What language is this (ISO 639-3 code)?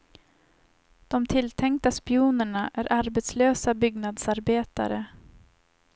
swe